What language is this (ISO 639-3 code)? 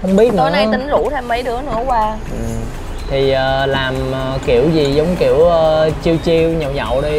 vie